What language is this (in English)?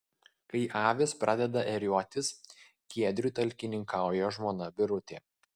Lithuanian